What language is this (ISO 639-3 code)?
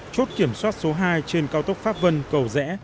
vie